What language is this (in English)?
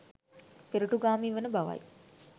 Sinhala